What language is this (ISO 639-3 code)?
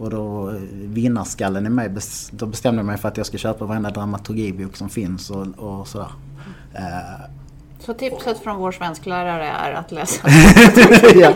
swe